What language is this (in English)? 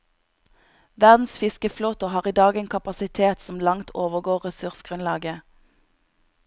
Norwegian